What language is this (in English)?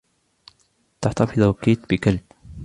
Arabic